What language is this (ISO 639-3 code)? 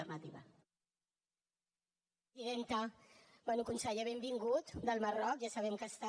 cat